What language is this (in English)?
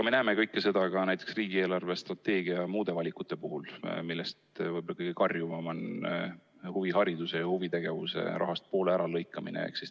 Estonian